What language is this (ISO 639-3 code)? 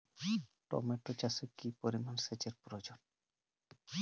ben